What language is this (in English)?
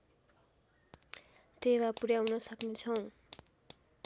Nepali